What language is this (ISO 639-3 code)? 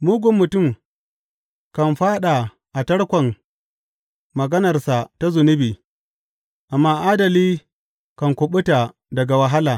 hau